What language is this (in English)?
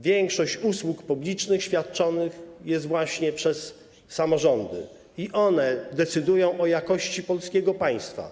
Polish